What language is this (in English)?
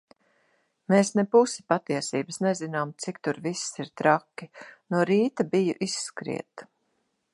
Latvian